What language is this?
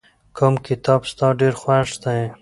Pashto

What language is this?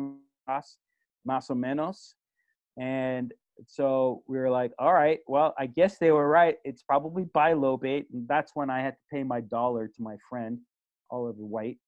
English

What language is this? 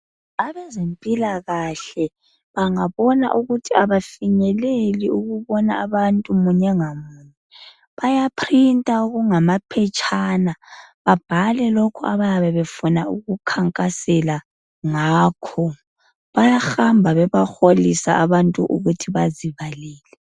North Ndebele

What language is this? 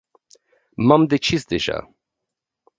Romanian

